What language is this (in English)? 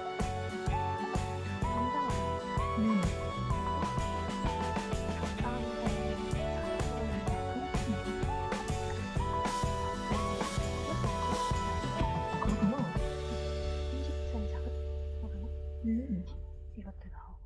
Korean